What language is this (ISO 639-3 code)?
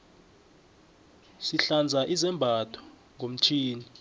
nbl